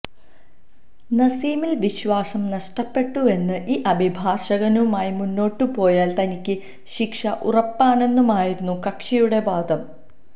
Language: Malayalam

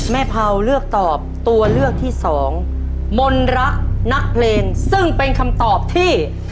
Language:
Thai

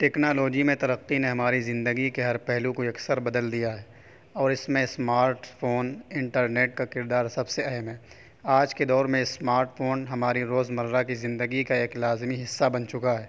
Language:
Urdu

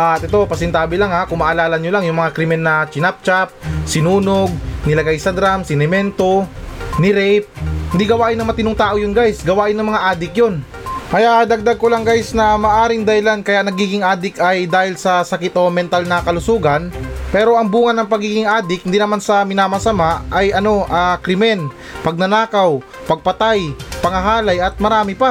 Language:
Filipino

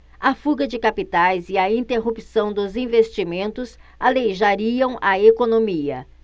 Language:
Portuguese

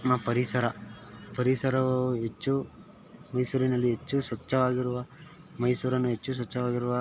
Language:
Kannada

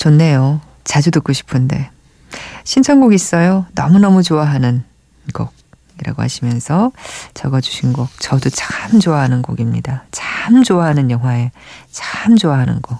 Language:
Korean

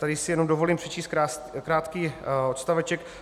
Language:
Czech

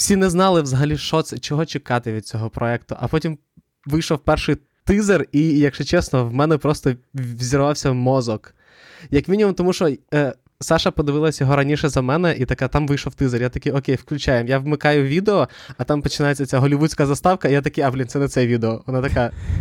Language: Ukrainian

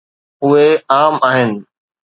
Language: Sindhi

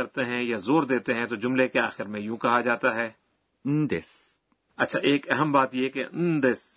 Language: Urdu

